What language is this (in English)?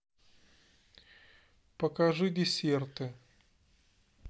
Russian